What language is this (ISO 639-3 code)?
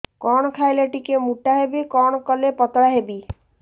ori